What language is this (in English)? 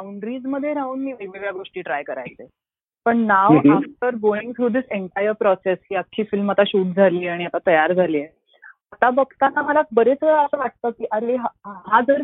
Marathi